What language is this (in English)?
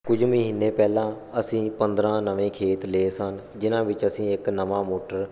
Punjabi